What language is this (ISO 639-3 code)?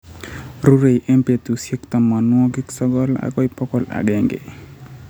kln